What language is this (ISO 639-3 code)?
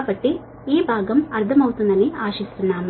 tel